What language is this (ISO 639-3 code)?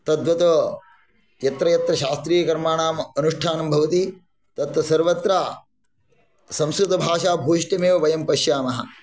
san